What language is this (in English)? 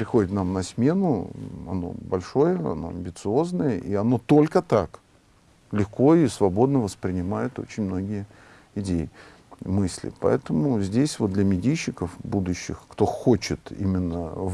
Russian